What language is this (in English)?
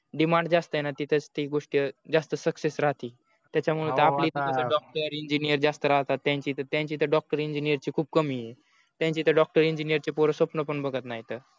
Marathi